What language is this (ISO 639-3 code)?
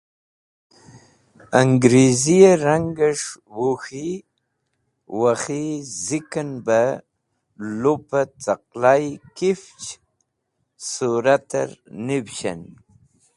wbl